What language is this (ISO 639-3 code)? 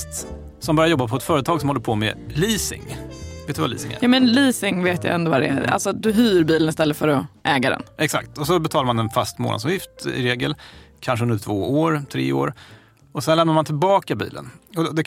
swe